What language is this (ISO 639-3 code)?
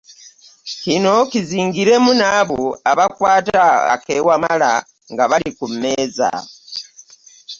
lug